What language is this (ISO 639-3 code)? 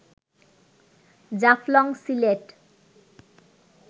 ben